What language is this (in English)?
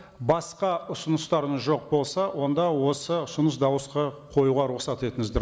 Kazakh